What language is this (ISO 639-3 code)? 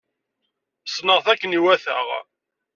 kab